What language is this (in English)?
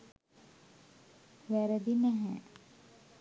Sinhala